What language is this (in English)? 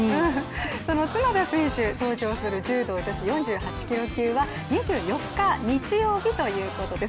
Japanese